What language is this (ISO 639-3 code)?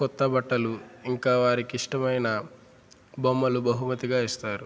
tel